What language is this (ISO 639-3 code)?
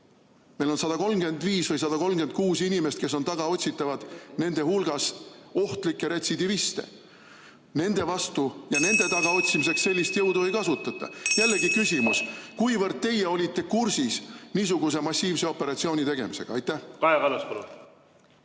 est